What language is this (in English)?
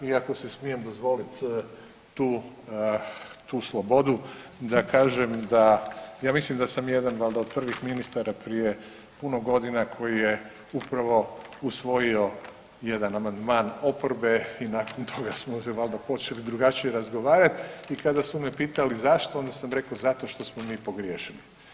Croatian